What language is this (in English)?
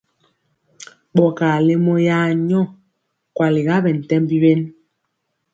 Mpiemo